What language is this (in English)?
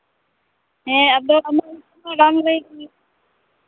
Santali